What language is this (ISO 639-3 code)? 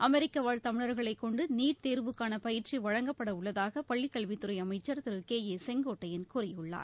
tam